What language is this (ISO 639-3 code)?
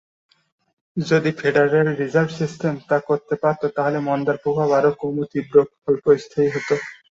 ben